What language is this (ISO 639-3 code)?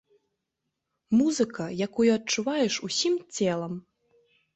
bel